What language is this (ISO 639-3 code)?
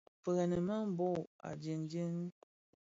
ksf